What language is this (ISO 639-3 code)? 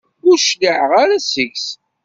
kab